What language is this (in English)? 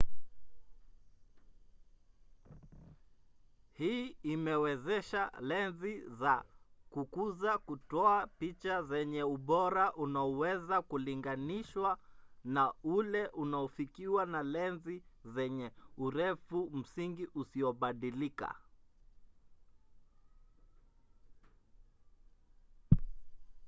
Swahili